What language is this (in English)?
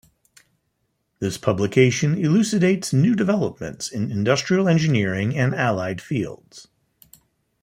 English